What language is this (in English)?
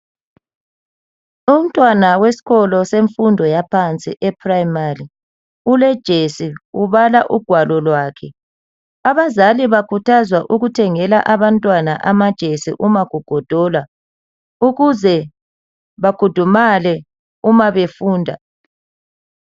North Ndebele